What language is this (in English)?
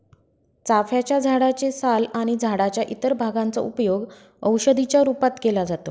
Marathi